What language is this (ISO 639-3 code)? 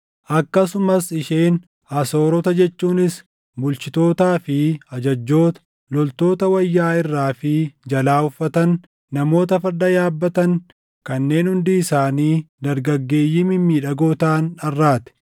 orm